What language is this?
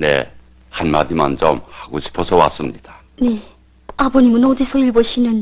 Korean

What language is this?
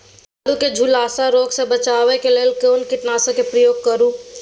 Maithili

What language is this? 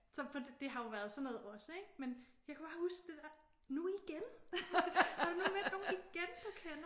Danish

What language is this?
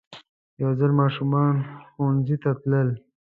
Pashto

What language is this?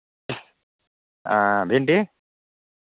Maithili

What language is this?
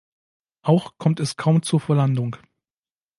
German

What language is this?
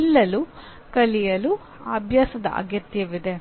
Kannada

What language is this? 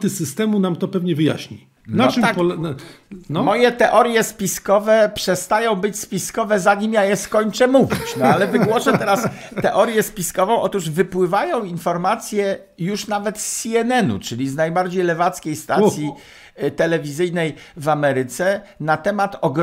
Polish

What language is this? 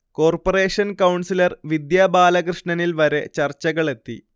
Malayalam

